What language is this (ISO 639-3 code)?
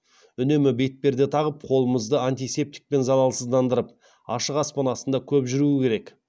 kaz